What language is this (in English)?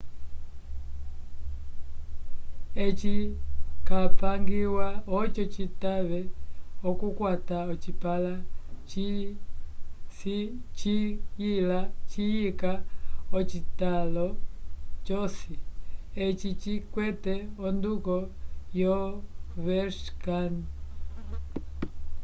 Umbundu